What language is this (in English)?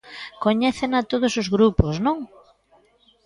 Galician